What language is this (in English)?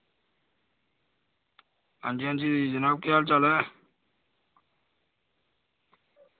Dogri